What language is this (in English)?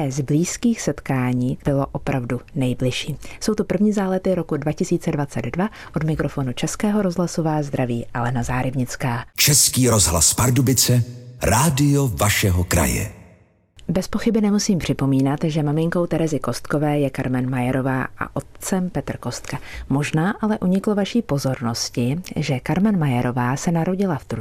Czech